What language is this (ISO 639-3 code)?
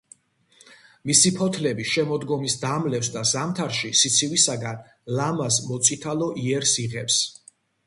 kat